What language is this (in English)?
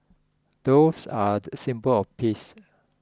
English